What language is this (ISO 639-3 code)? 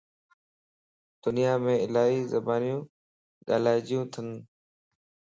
lss